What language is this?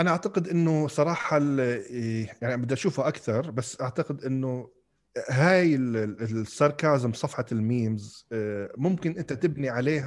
Arabic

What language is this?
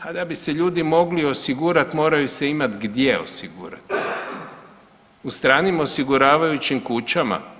Croatian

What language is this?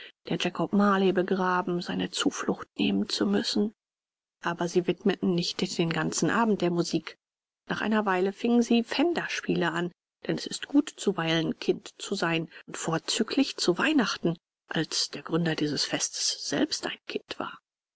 German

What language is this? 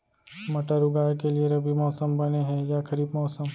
Chhattisgarhi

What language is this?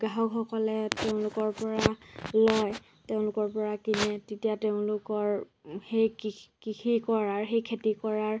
Assamese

